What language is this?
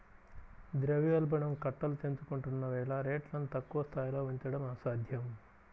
Telugu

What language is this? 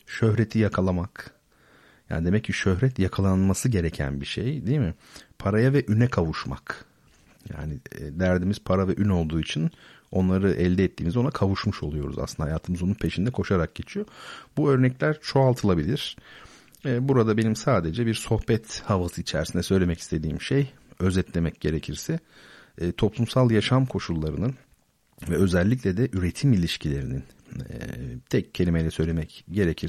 Turkish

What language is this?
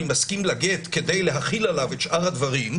Hebrew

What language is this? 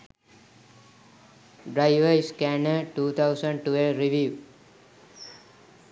Sinhala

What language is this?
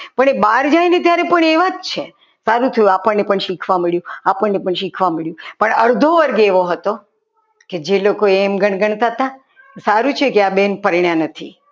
Gujarati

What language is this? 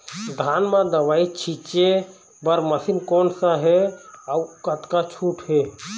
Chhattisgarhi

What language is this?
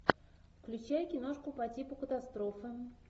Russian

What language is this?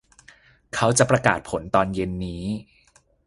Thai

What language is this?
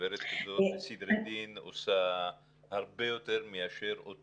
Hebrew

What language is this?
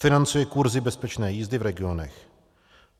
Czech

